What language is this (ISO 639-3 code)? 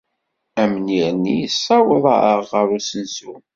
kab